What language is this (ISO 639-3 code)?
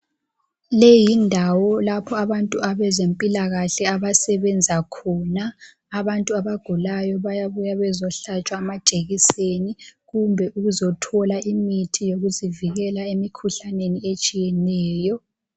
nde